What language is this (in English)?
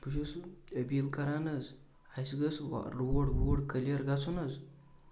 Kashmiri